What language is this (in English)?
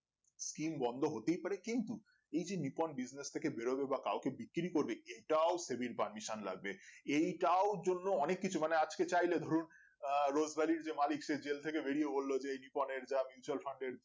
Bangla